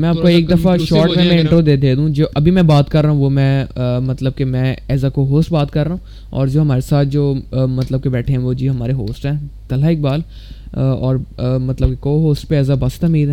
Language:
Urdu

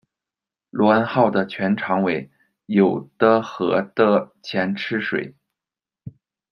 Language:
Chinese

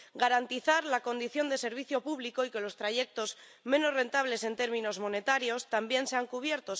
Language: Spanish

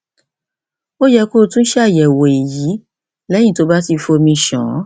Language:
Yoruba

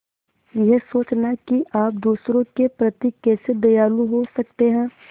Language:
Hindi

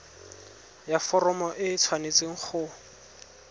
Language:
Tswana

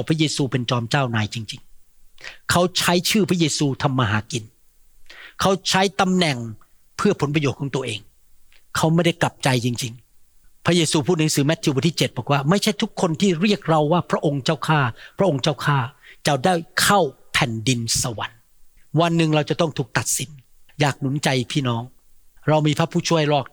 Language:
Thai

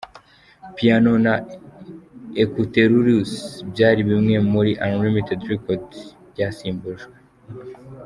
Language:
Kinyarwanda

